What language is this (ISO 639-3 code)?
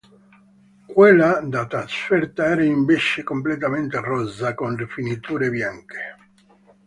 ita